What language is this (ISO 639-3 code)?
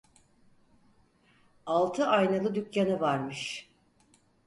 tur